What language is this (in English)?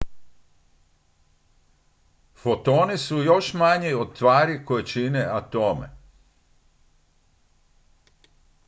Croatian